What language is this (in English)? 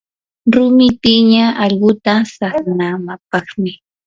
Yanahuanca Pasco Quechua